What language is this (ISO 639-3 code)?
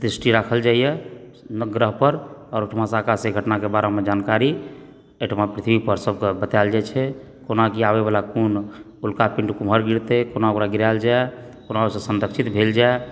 mai